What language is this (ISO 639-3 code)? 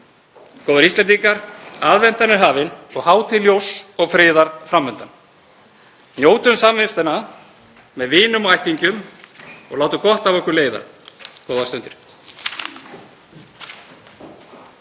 isl